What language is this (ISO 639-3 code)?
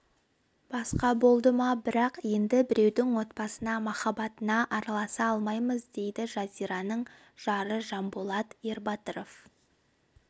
kaz